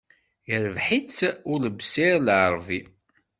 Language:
Kabyle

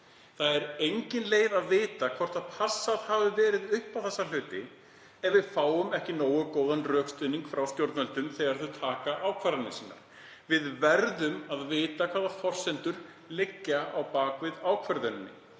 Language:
Icelandic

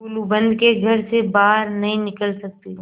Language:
Hindi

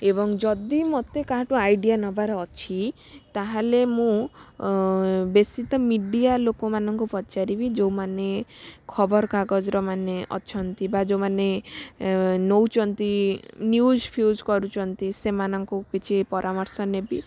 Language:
Odia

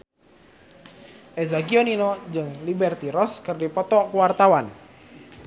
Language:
Sundanese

